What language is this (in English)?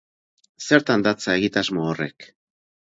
Basque